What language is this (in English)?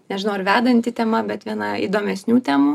Lithuanian